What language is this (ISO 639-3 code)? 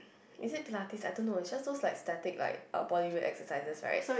eng